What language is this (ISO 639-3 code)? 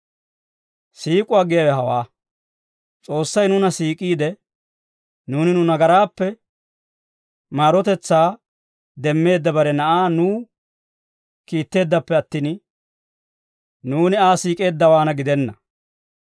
dwr